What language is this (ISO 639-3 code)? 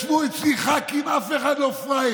heb